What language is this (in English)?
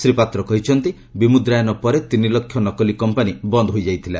Odia